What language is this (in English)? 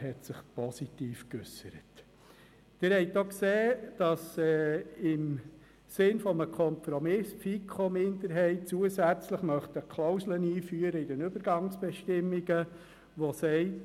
Swiss German